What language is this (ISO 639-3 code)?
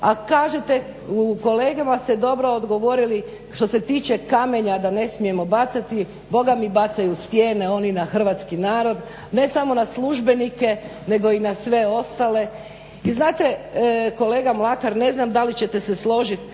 hrv